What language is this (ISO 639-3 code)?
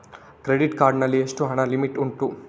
kan